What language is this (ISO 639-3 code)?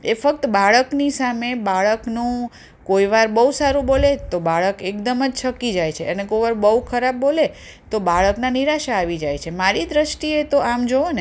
guj